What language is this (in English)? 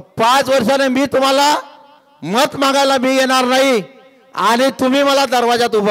Marathi